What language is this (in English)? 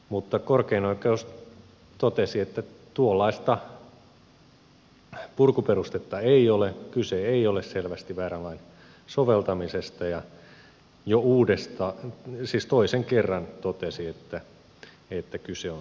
Finnish